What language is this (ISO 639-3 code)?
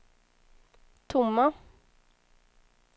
swe